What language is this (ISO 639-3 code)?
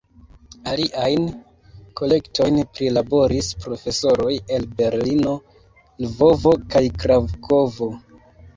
epo